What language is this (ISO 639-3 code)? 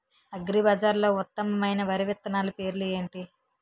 tel